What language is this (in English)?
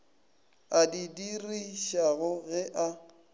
Northern Sotho